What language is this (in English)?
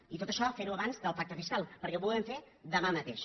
Catalan